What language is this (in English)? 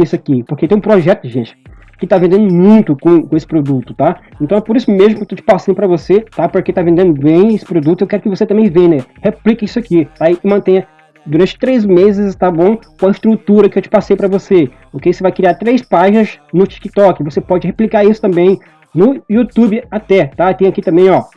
Portuguese